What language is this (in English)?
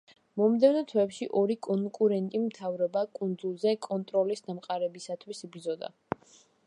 Georgian